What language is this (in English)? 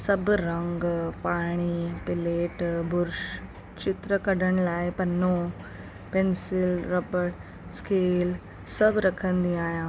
Sindhi